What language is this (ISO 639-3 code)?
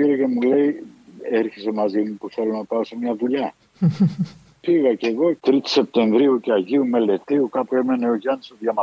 ell